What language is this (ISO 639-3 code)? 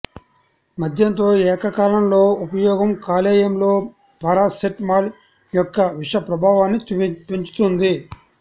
tel